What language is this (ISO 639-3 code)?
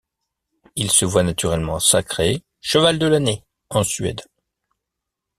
fra